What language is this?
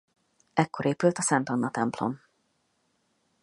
Hungarian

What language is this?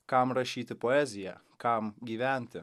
Lithuanian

